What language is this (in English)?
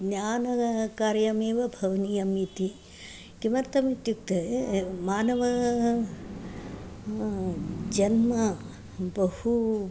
Sanskrit